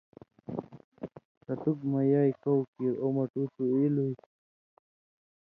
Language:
Indus Kohistani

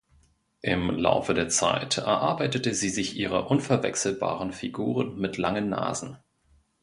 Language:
German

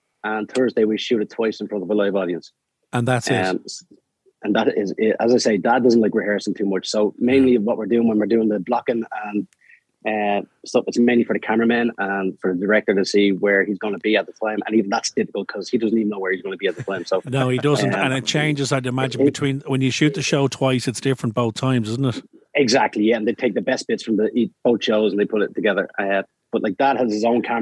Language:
English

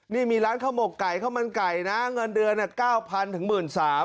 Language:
Thai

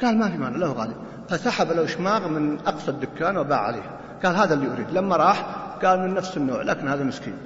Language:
Arabic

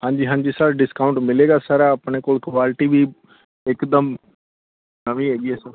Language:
Punjabi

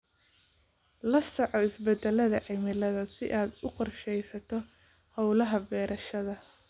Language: Somali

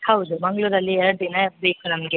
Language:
Kannada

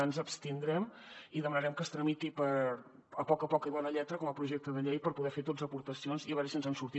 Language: Catalan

